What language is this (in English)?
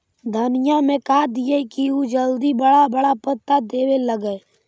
Magahi